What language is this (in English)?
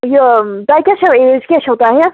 Kashmiri